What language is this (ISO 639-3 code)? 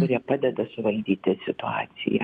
lit